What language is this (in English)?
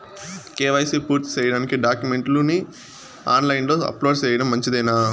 Telugu